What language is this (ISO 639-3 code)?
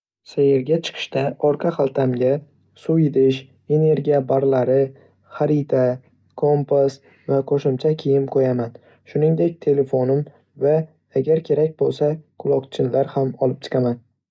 uzb